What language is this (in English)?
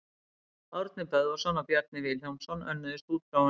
Icelandic